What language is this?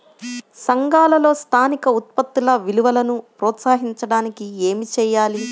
Telugu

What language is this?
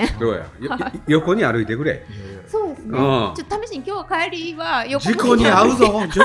Japanese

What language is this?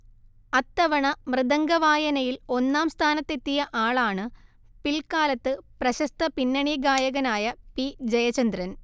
Malayalam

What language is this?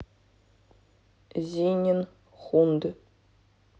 Russian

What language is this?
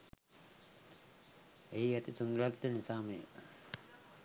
Sinhala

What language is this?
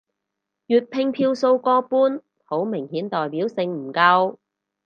Cantonese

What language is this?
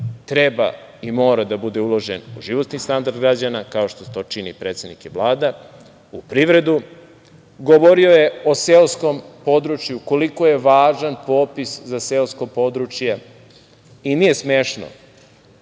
Serbian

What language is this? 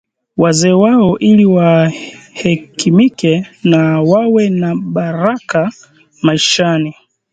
Swahili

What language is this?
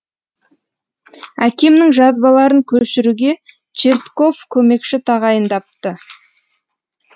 Kazakh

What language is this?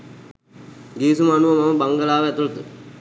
Sinhala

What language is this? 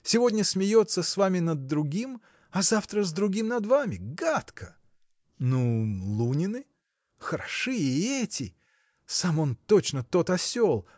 Russian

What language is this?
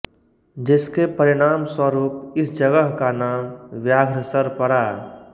Hindi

